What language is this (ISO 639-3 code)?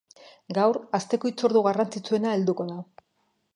eus